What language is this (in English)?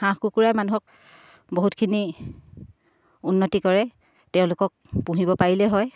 Assamese